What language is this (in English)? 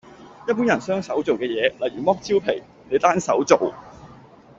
Cantonese